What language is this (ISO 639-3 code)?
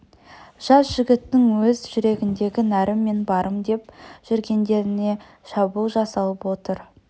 kaz